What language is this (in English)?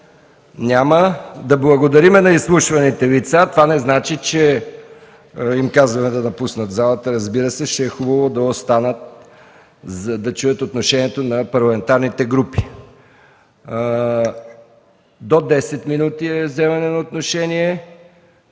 Bulgarian